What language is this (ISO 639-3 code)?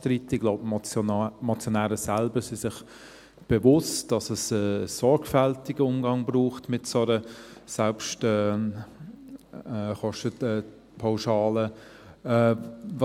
gsw